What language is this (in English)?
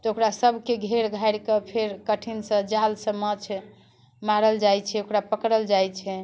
Maithili